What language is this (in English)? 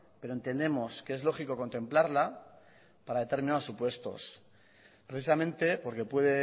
Spanish